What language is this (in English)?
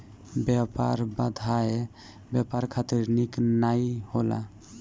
Bhojpuri